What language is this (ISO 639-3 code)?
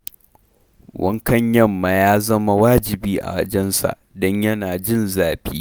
hau